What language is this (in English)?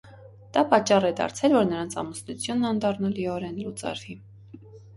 Armenian